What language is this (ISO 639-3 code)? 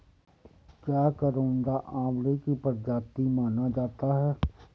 hin